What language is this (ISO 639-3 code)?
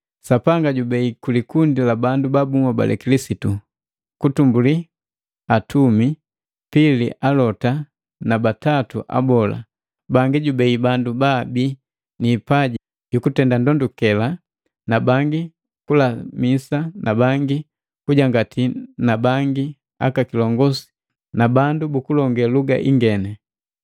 mgv